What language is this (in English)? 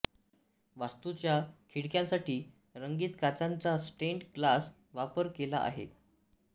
Marathi